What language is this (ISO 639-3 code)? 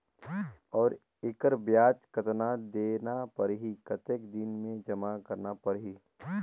hne